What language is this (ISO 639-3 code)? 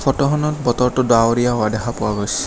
asm